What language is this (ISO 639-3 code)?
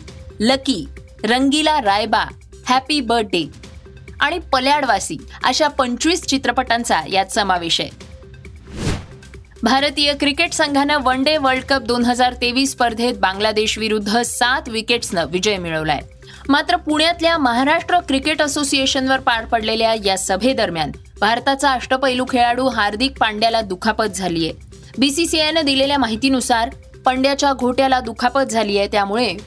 mar